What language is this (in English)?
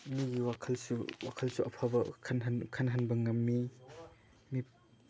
Manipuri